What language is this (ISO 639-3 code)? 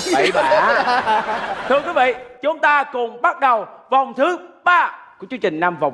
vie